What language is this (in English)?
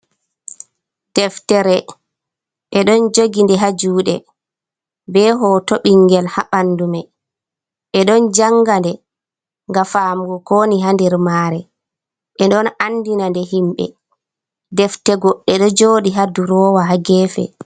Fula